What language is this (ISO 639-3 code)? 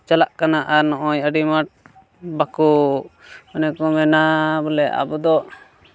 sat